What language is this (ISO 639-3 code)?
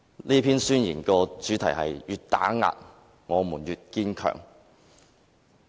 yue